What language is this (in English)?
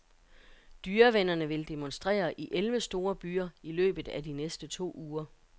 Danish